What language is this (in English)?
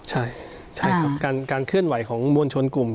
Thai